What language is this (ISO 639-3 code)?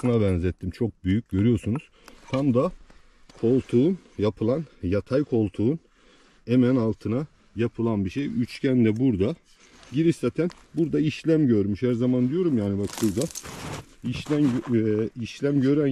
tur